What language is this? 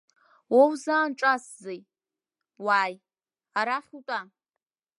Abkhazian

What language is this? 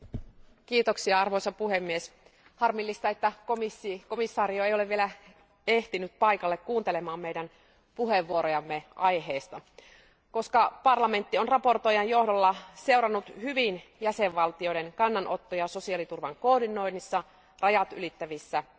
Finnish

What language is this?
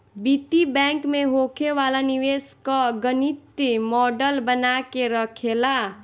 Bhojpuri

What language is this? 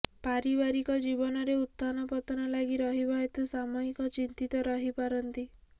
Odia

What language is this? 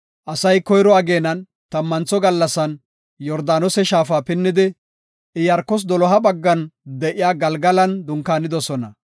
Gofa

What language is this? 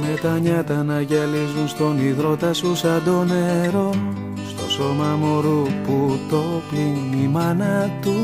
Greek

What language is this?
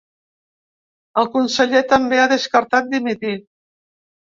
Catalan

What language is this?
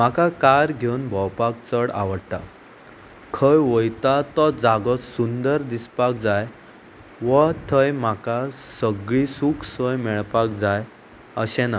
Konkani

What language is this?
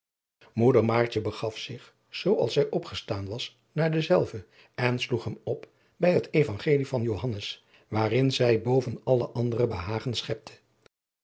Dutch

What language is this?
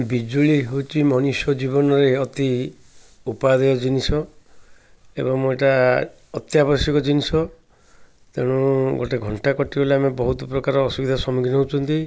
Odia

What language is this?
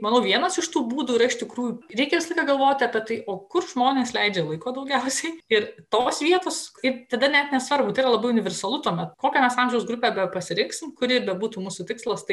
Lithuanian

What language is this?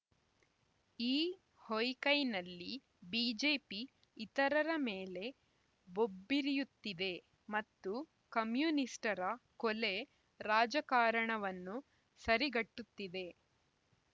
Kannada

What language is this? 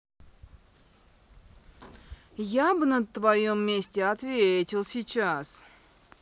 Russian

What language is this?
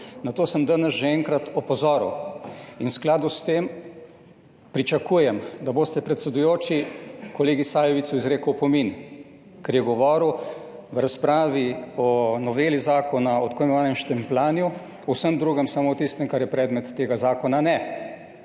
Slovenian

